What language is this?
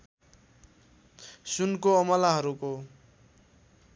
Nepali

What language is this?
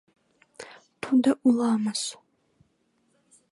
Mari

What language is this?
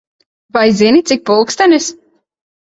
Latvian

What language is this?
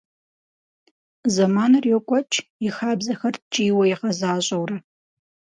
Kabardian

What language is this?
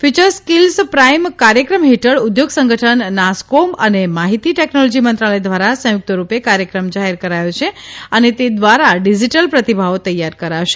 Gujarati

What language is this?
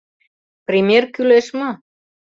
Mari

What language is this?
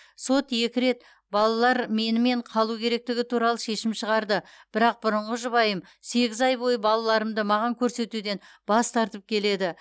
Kazakh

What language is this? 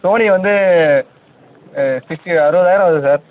Tamil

